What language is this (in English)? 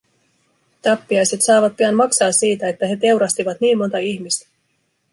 Finnish